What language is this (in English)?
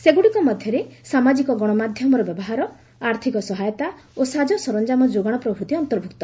Odia